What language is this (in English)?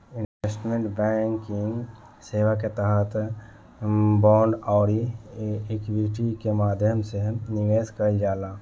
Bhojpuri